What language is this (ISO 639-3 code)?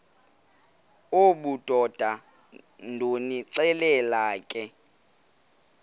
xho